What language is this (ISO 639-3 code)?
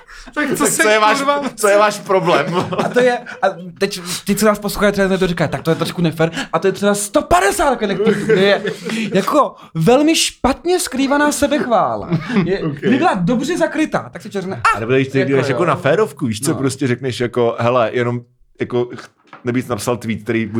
ces